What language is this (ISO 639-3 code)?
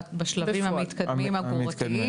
heb